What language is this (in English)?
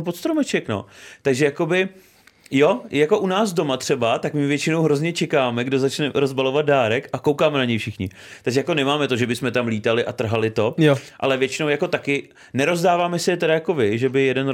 Czech